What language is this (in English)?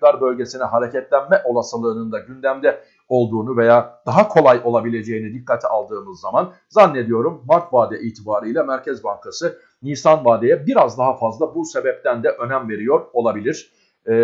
Turkish